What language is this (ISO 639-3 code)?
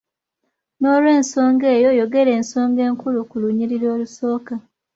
lug